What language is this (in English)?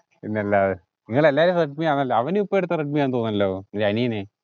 Malayalam